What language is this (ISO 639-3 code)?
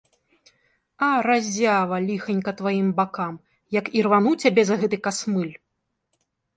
bel